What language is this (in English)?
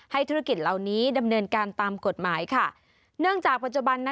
Thai